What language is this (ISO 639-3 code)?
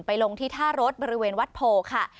tha